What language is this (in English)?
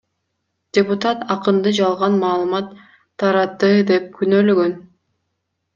Kyrgyz